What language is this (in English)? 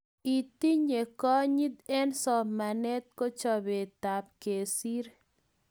Kalenjin